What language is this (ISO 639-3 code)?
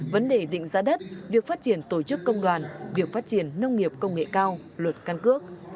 vie